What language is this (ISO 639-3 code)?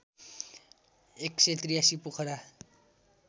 nep